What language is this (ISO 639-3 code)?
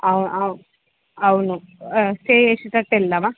tel